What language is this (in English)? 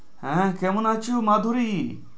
Bangla